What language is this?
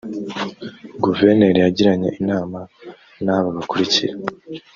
Kinyarwanda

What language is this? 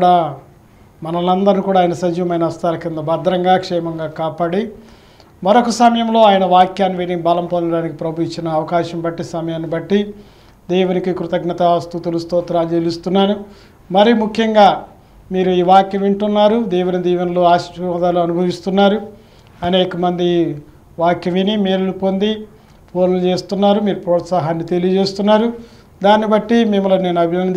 Telugu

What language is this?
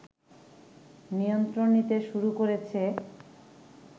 Bangla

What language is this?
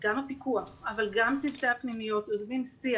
Hebrew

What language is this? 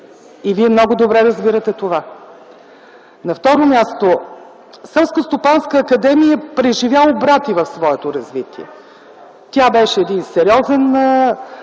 Bulgarian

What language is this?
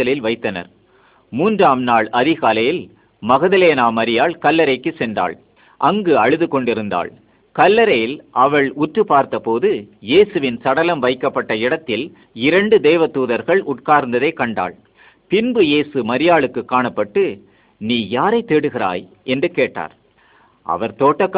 Malay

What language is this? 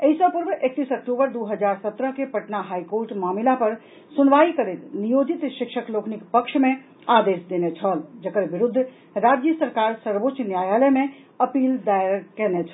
Maithili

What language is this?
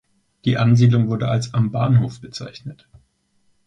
German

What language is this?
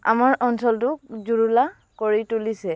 Assamese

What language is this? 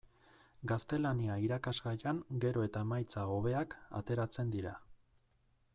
Basque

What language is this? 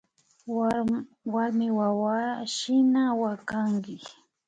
Imbabura Highland Quichua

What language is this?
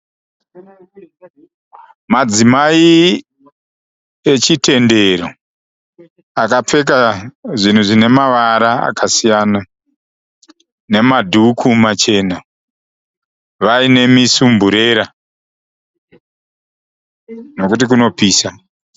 Shona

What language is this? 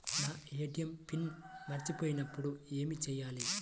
Telugu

